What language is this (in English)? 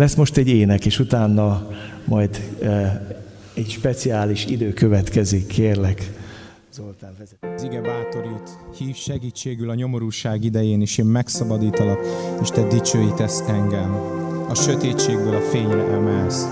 Hungarian